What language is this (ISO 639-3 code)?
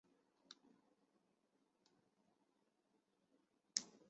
zho